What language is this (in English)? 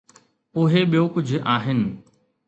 Sindhi